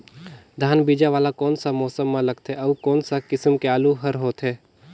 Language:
Chhattisgarhi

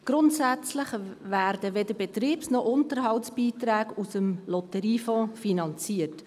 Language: Swiss German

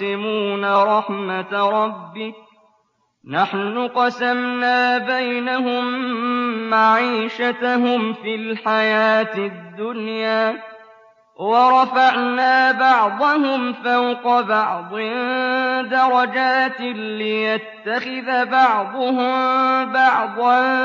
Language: Arabic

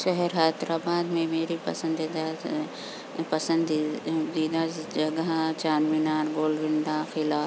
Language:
Urdu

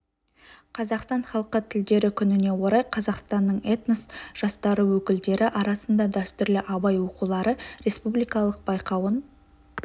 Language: Kazakh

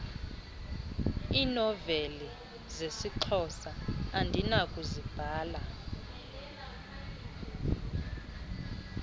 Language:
Xhosa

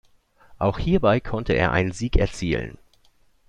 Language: German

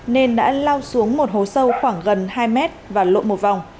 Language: Vietnamese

